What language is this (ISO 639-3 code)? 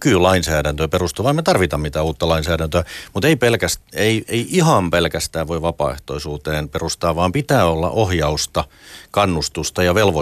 fin